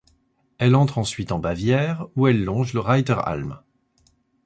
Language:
French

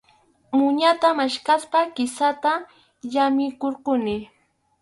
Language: Arequipa-La Unión Quechua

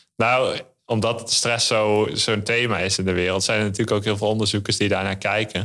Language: Dutch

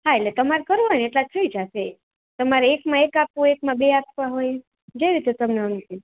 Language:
Gujarati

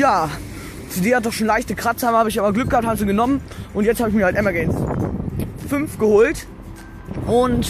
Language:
German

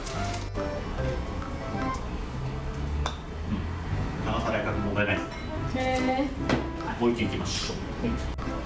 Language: Japanese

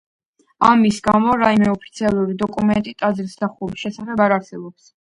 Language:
Georgian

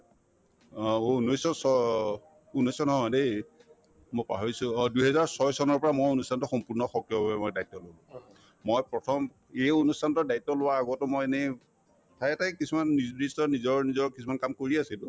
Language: Assamese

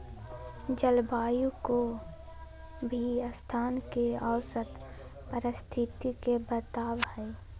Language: Magahi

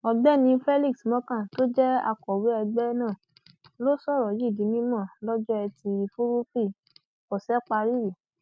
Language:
Yoruba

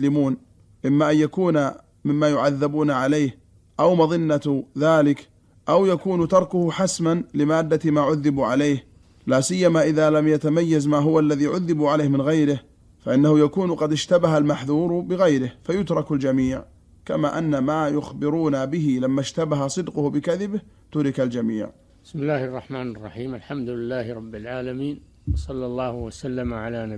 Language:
Arabic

